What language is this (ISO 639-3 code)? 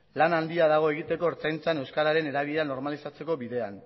eus